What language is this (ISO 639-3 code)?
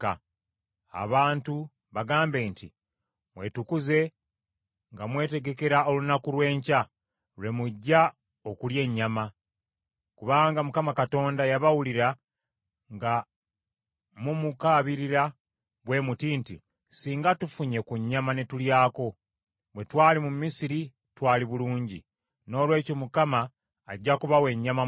lug